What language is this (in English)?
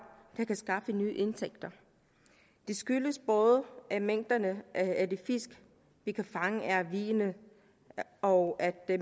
Danish